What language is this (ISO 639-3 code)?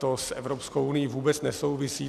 ces